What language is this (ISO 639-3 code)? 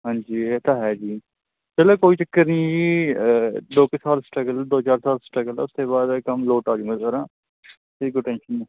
pan